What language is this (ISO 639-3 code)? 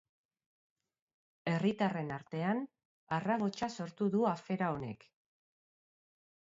eus